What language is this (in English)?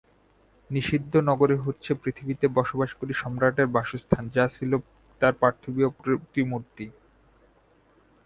Bangla